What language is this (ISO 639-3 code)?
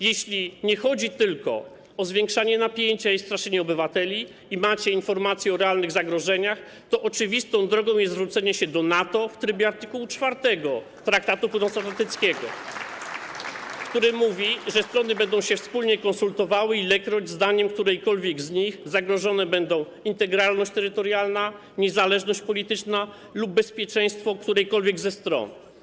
pol